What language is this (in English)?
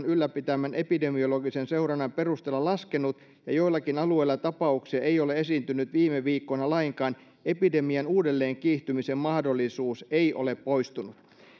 Finnish